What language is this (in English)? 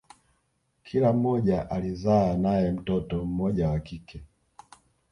Swahili